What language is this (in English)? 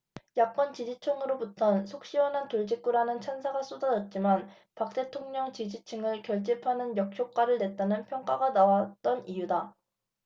Korean